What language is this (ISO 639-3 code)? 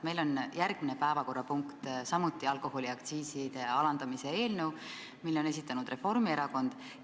est